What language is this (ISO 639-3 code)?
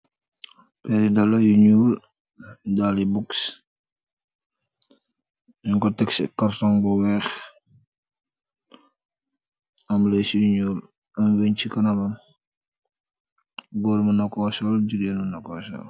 wol